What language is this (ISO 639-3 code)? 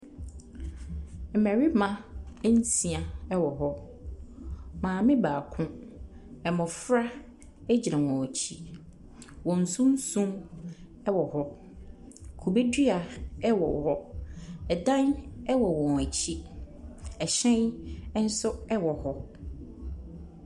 aka